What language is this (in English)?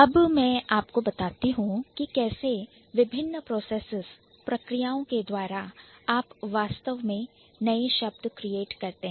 Hindi